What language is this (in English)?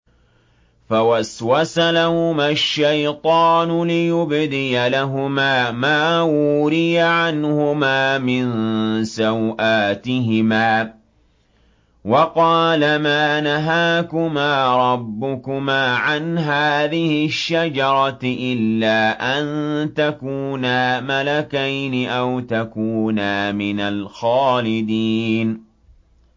Arabic